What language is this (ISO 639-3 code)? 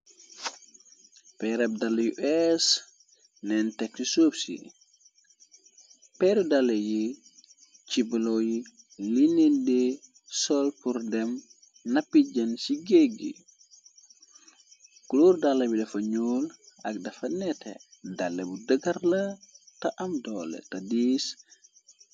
wol